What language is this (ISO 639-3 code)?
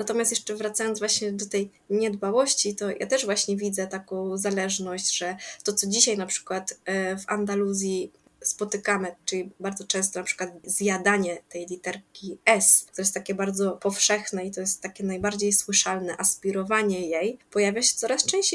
pol